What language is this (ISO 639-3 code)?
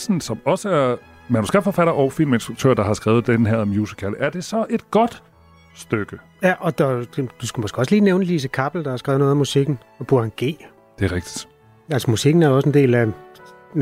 dan